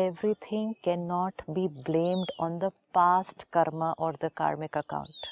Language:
Hindi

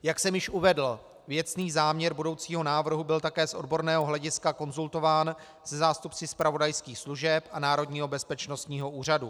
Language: Czech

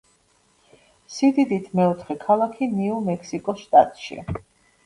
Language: Georgian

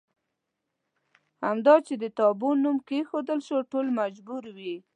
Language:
Pashto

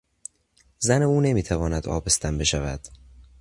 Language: Persian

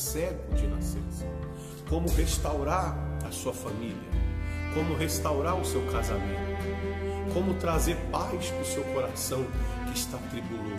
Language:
Portuguese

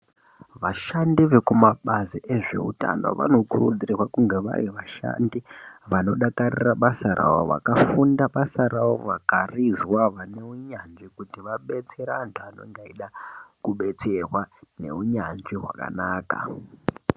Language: Ndau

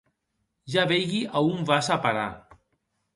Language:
Occitan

